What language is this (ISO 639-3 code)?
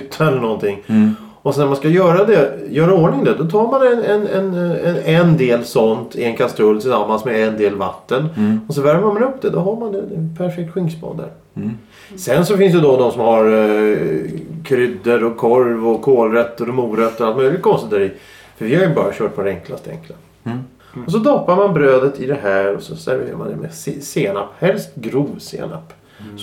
swe